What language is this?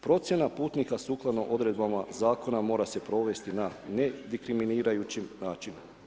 Croatian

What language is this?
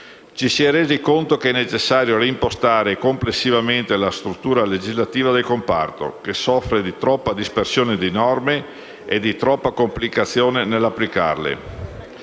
Italian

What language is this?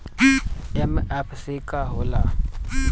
Bhojpuri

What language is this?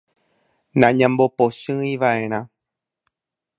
Guarani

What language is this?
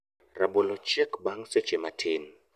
Luo (Kenya and Tanzania)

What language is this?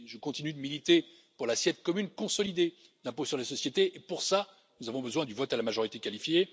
French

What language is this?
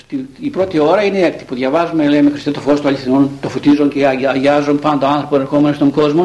Greek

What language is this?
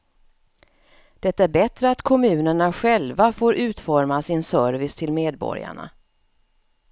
Swedish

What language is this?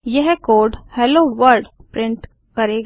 Hindi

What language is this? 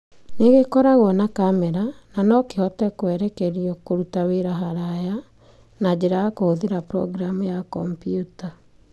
Kikuyu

